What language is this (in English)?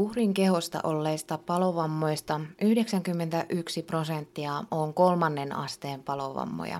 Finnish